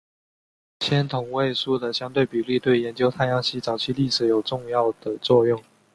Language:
Chinese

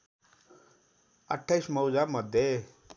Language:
Nepali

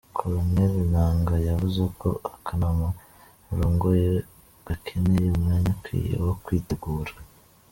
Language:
Kinyarwanda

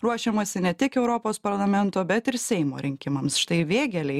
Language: Lithuanian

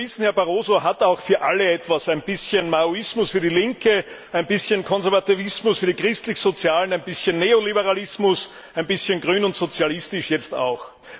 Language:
German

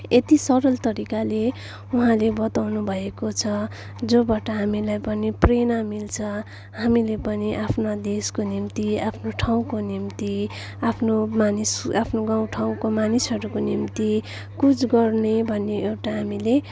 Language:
Nepali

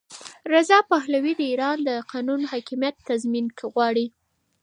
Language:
Pashto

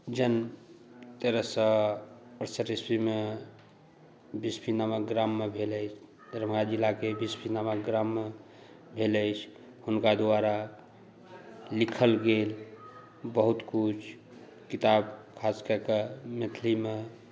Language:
Maithili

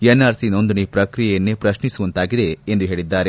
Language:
Kannada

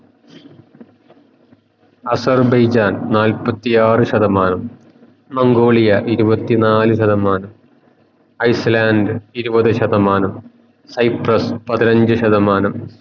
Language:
Malayalam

